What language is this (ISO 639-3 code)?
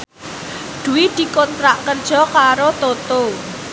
jav